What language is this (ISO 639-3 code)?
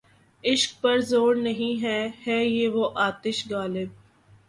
urd